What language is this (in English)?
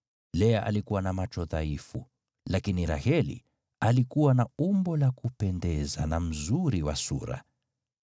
Swahili